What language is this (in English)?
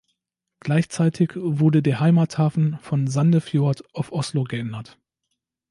German